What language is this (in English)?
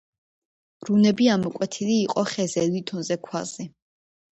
Georgian